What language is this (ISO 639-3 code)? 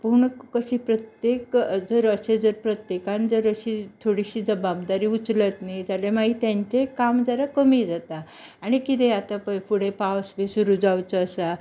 kok